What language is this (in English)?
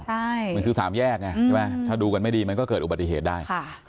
Thai